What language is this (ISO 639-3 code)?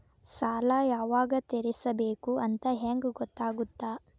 kan